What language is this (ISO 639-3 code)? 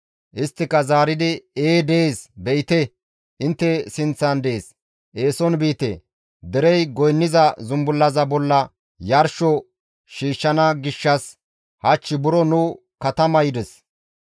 gmv